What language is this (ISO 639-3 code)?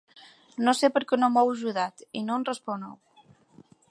cat